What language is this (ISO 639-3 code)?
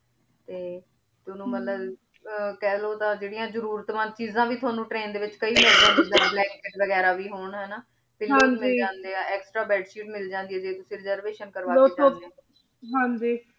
pan